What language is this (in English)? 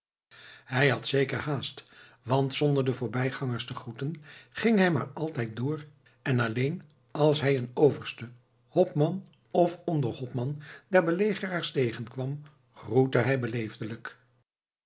Dutch